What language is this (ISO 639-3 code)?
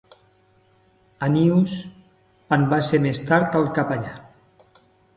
cat